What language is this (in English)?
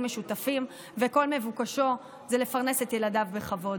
Hebrew